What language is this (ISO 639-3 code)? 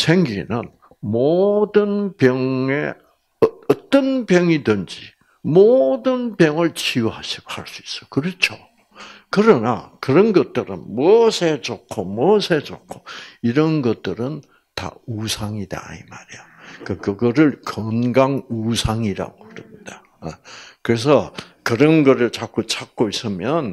kor